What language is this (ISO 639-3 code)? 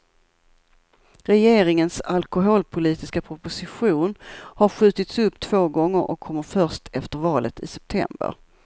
swe